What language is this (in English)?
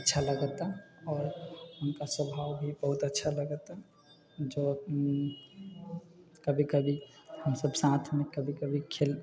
Maithili